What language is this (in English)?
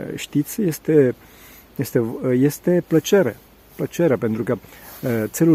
Romanian